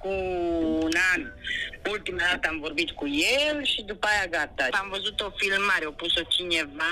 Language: Romanian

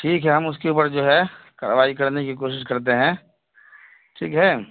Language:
Urdu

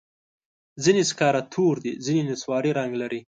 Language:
Pashto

